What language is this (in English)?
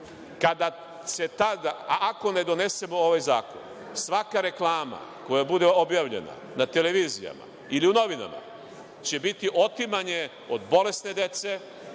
Serbian